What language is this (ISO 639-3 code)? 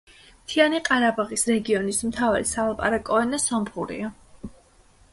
kat